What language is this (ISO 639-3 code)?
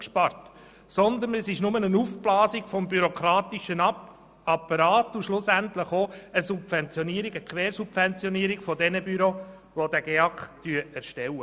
gsw